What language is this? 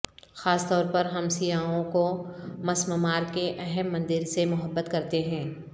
Urdu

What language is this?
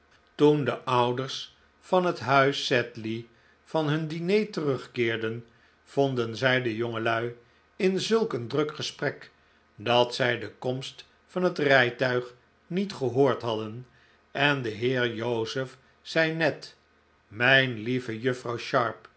Dutch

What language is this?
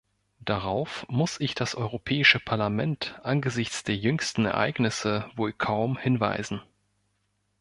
German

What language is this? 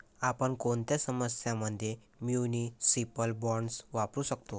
Marathi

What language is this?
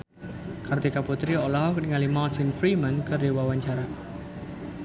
Sundanese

